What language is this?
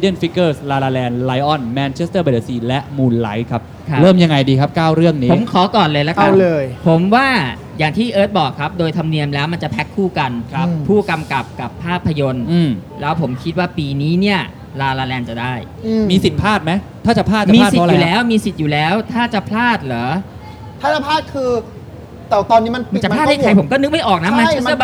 Thai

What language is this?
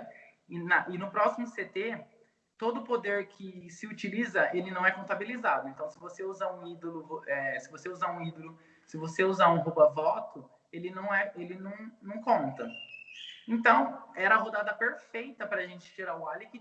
Portuguese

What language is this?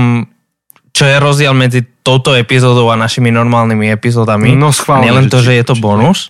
Slovak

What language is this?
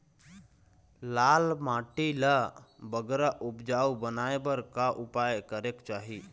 Chhattisgarhi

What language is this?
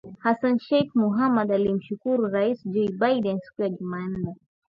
Swahili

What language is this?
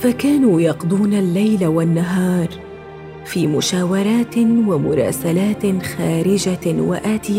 Arabic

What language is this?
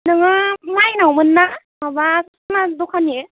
Bodo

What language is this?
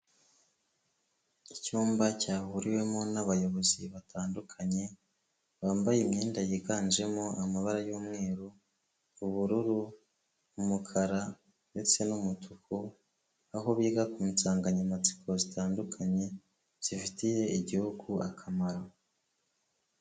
Kinyarwanda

